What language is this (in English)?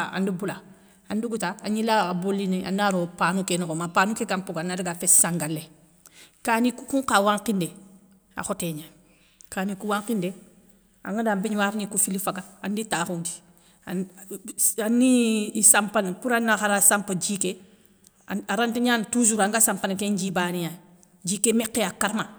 Soninke